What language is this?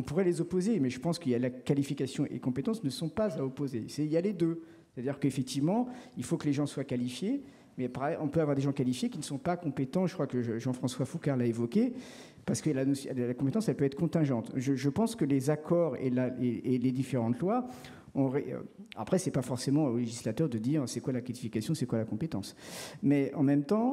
French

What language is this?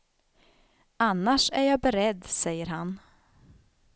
Swedish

